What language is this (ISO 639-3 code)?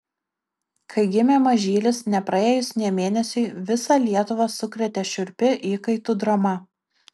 lit